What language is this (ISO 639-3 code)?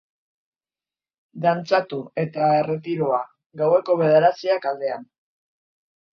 eus